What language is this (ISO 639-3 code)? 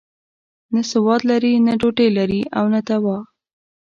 pus